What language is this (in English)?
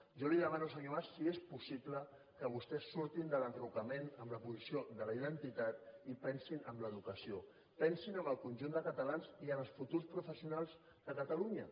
Catalan